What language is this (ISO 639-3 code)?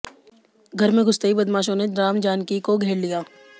hin